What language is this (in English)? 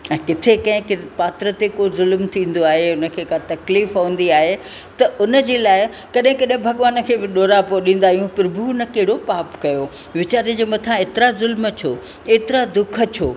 Sindhi